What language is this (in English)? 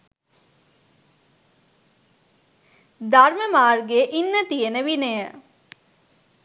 Sinhala